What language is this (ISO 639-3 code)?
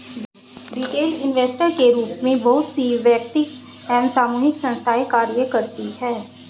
hin